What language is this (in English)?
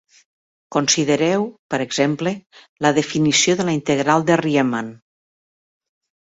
Catalan